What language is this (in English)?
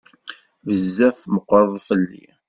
Kabyle